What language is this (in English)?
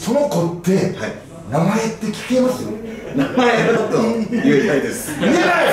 Japanese